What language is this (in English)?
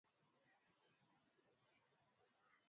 Swahili